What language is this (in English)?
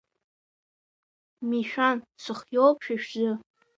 Abkhazian